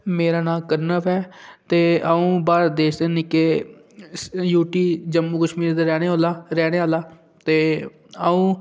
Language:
Dogri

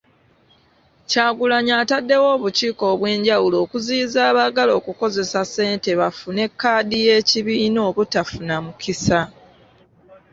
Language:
Ganda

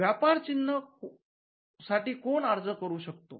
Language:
Marathi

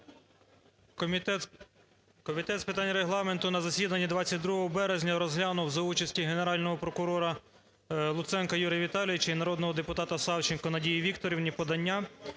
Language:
Ukrainian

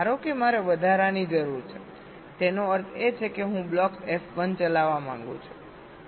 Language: Gujarati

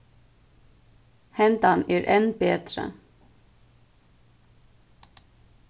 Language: Faroese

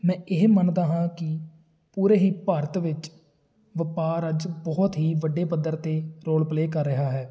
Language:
Punjabi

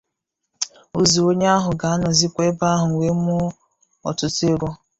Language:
Igbo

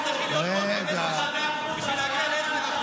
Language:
Hebrew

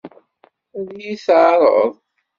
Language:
Kabyle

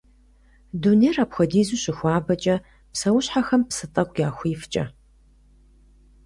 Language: Kabardian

